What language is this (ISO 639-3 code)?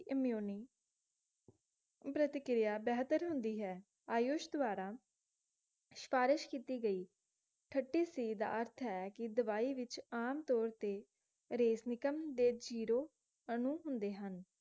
pan